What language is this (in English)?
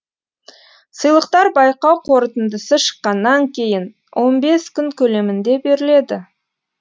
Kazakh